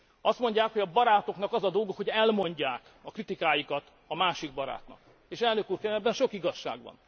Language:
Hungarian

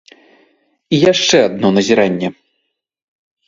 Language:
Belarusian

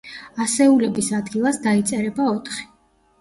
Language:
Georgian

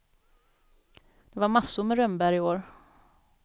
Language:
Swedish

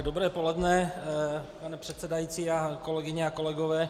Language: Czech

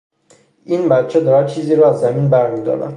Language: Persian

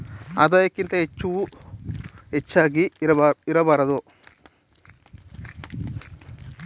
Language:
Kannada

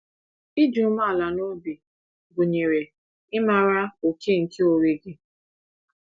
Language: Igbo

